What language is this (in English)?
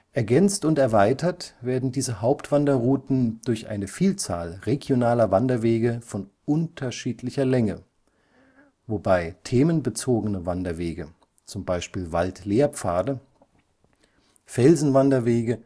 German